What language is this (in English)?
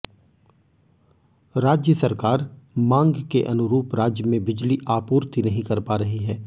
Hindi